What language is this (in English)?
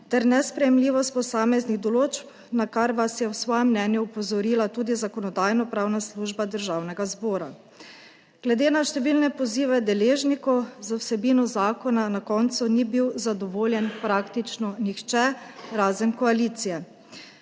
Slovenian